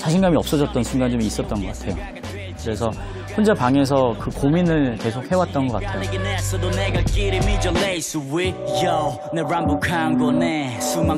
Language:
Korean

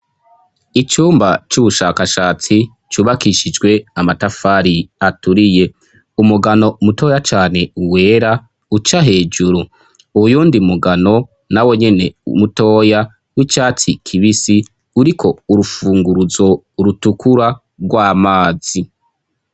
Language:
Rundi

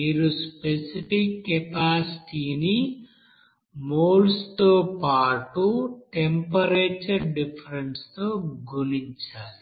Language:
Telugu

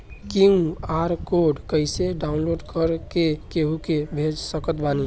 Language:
Bhojpuri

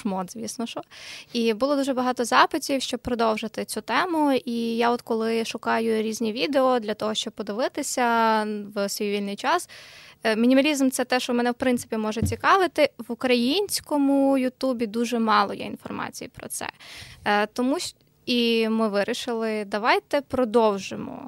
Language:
Ukrainian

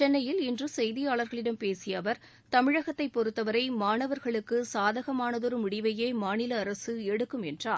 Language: Tamil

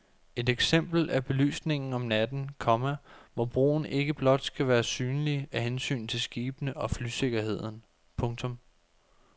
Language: Danish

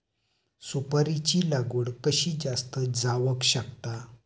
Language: Marathi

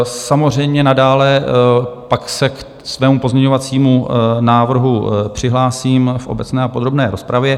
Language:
Czech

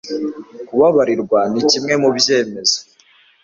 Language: Kinyarwanda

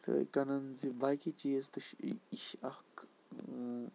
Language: Kashmiri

